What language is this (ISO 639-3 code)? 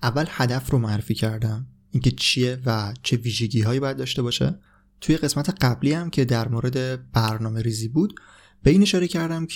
fas